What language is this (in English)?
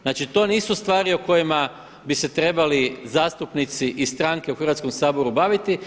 Croatian